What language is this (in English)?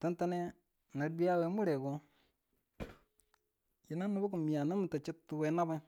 Tula